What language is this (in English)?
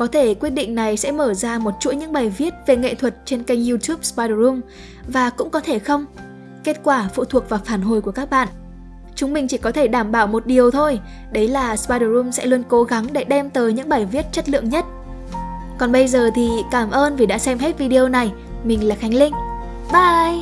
Vietnamese